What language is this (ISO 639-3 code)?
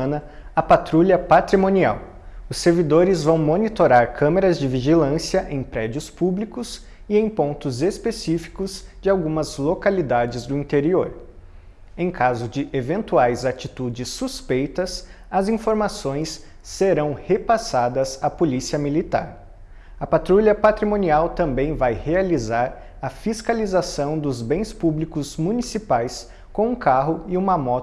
por